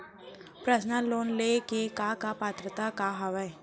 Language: Chhattisgarhi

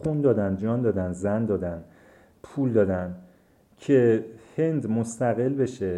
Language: Persian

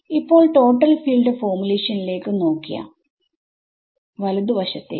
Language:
Malayalam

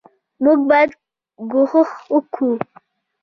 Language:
Pashto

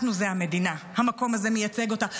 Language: Hebrew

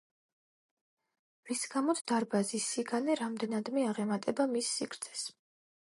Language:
Georgian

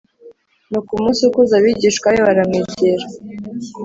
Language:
Kinyarwanda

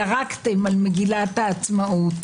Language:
Hebrew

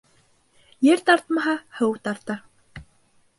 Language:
Bashkir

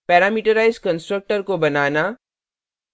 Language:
Hindi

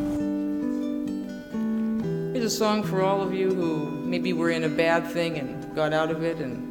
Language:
Chinese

